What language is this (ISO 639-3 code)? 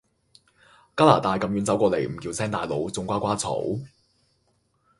yue